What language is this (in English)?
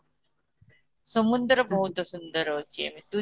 Odia